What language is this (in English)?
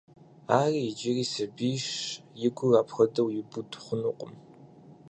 Kabardian